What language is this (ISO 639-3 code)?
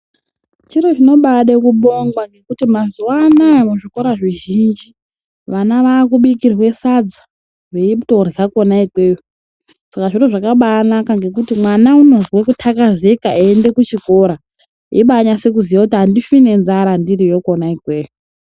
ndc